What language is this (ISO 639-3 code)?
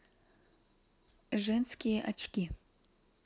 rus